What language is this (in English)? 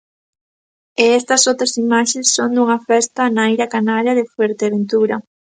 Galician